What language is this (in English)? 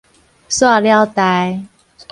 Min Nan Chinese